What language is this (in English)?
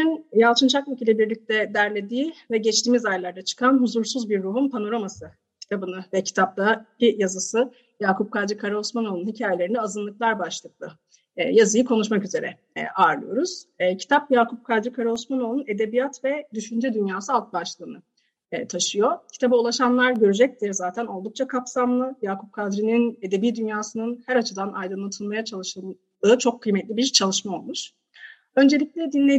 Turkish